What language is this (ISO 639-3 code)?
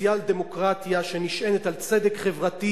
heb